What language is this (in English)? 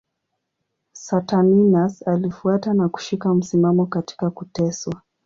Swahili